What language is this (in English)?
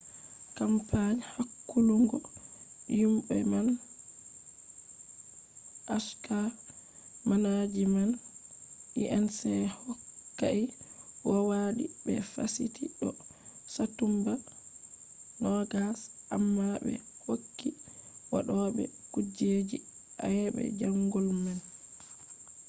Fula